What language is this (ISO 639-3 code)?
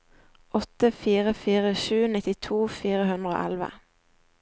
nor